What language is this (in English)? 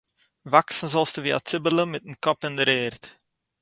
Yiddish